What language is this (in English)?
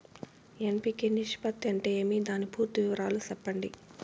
Telugu